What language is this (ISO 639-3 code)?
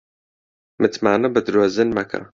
ckb